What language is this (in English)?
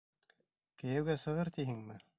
Bashkir